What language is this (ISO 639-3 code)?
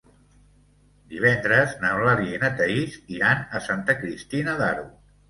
cat